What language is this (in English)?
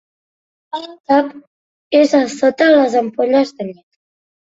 Catalan